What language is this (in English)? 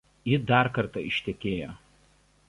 Lithuanian